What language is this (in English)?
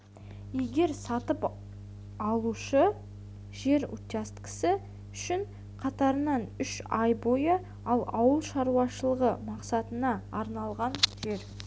Kazakh